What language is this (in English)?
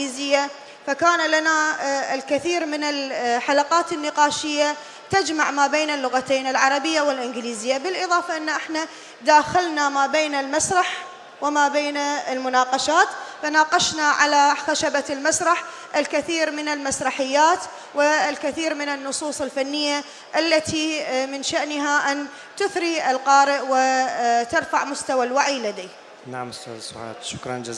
Arabic